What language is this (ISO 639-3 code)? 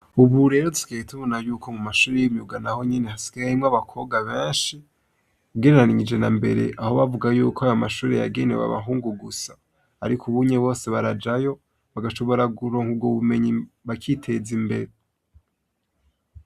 run